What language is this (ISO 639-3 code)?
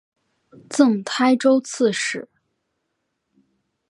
zho